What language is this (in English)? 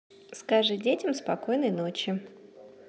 Russian